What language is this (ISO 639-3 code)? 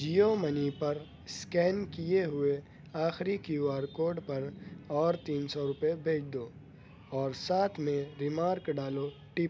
urd